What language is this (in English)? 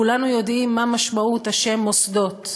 Hebrew